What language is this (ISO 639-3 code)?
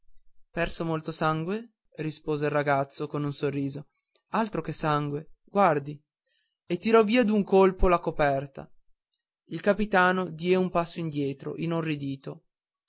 ita